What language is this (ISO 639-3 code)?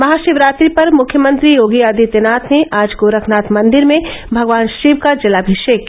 hin